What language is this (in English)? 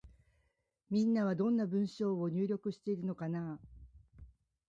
Japanese